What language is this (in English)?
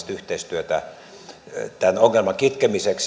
Finnish